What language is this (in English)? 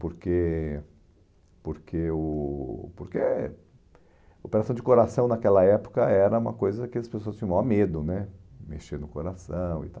Portuguese